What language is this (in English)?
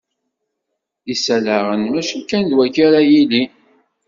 Kabyle